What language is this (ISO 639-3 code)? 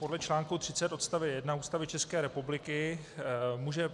ces